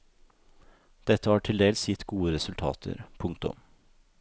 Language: Norwegian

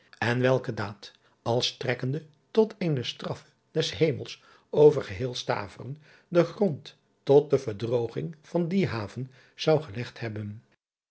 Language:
Dutch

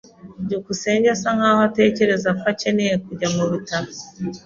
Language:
Kinyarwanda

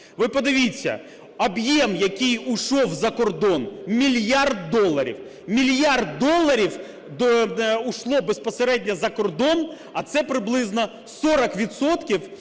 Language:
Ukrainian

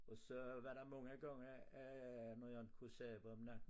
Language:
Danish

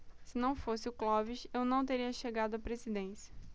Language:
Portuguese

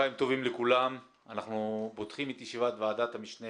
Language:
Hebrew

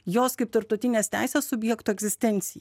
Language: Lithuanian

